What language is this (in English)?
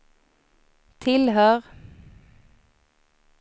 Swedish